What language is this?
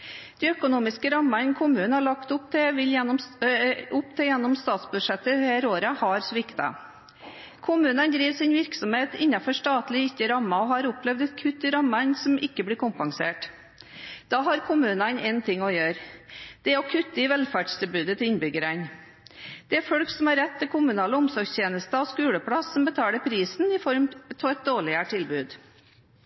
Norwegian Bokmål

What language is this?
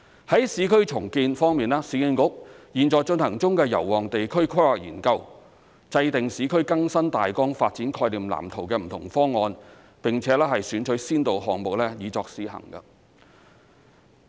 Cantonese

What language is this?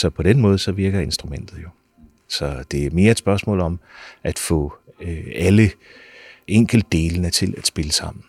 Danish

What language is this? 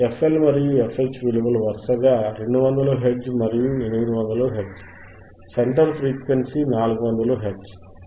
Telugu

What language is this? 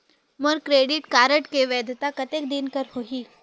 Chhattisgarhi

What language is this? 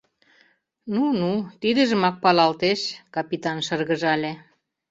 Mari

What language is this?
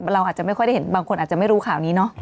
Thai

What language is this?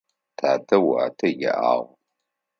Adyghe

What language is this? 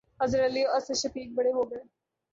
Urdu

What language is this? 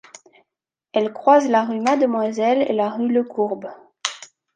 French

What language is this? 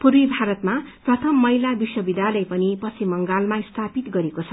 Nepali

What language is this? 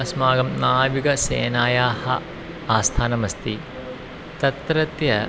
Sanskrit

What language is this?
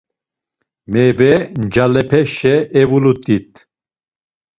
Laz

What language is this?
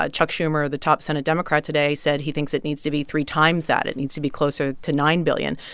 English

